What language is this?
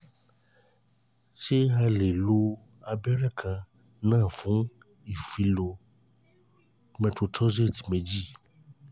Yoruba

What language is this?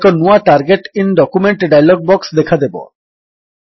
Odia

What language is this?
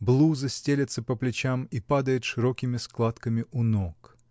Russian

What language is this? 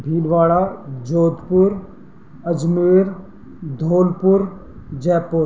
Sindhi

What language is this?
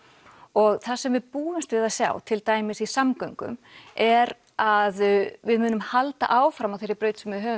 Icelandic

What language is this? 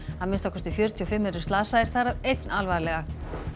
Icelandic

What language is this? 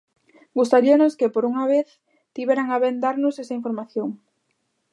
Galician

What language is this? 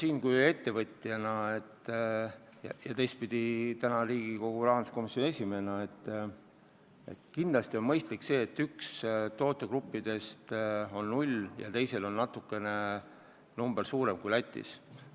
Estonian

